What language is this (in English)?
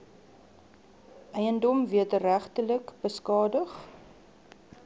Afrikaans